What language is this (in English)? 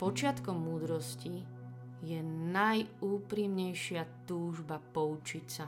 Slovak